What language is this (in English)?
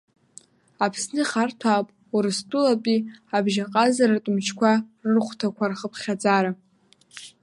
Abkhazian